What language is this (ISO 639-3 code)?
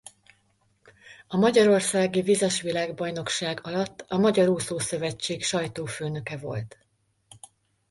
hun